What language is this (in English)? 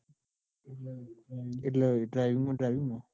Gujarati